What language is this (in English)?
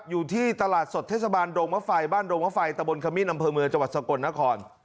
Thai